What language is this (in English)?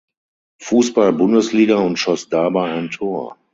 German